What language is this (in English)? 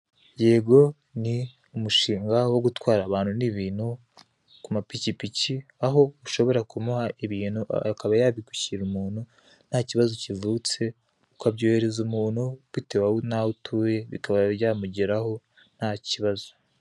Kinyarwanda